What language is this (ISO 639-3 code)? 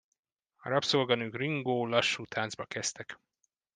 hun